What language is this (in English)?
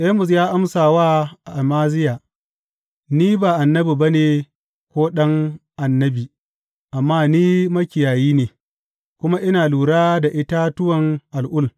Hausa